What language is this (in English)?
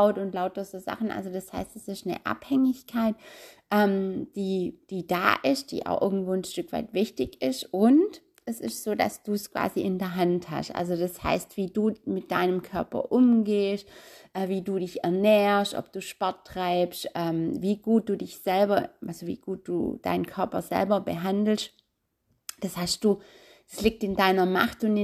German